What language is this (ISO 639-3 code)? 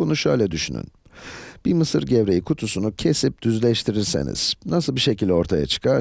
tur